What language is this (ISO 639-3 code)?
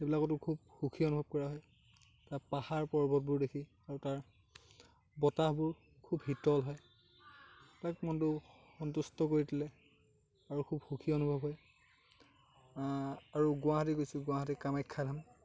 asm